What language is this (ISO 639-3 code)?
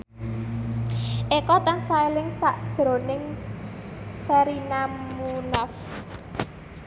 jav